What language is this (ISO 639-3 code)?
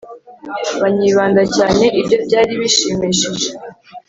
kin